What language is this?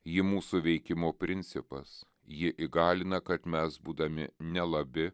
Lithuanian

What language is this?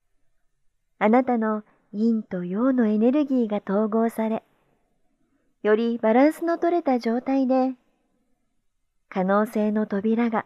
Japanese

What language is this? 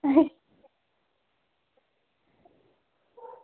Dogri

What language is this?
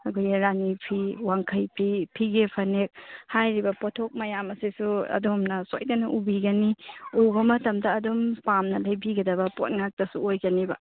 Manipuri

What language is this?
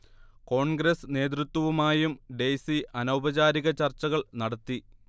Malayalam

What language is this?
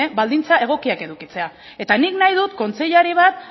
Basque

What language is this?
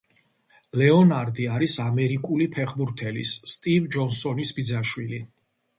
Georgian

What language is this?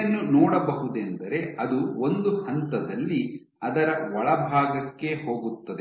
Kannada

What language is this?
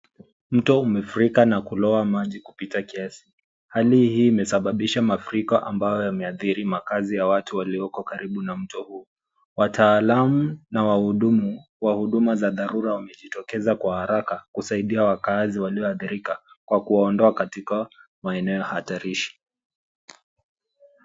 Swahili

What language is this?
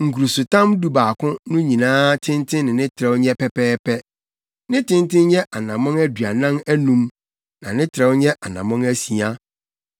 Akan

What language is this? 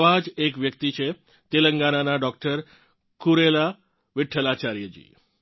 Gujarati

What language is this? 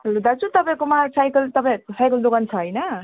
Nepali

